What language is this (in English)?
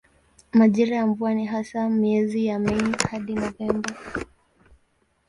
Swahili